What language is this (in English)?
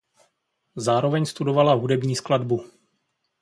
Czech